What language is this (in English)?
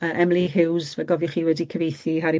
Welsh